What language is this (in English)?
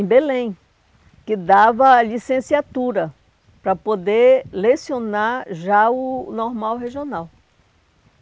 Portuguese